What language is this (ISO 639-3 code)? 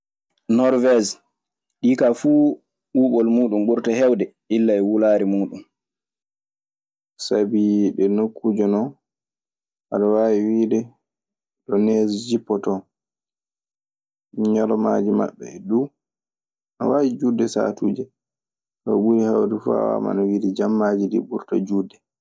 ffm